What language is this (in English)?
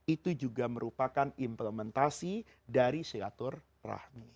Indonesian